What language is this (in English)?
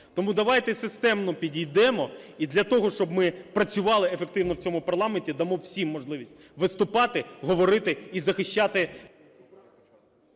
Ukrainian